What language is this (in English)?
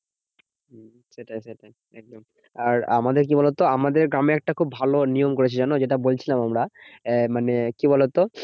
Bangla